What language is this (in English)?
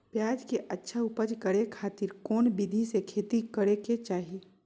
Magahi